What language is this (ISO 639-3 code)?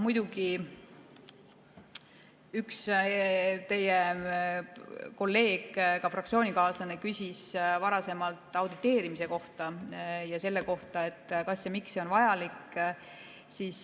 est